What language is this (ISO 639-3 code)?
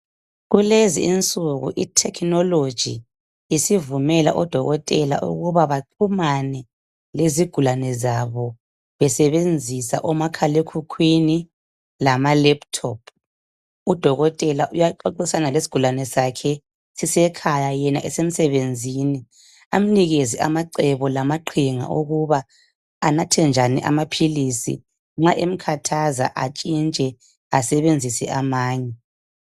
nde